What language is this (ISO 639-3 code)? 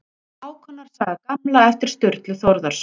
isl